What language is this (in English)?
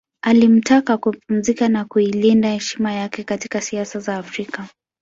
Swahili